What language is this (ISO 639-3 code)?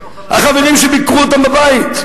heb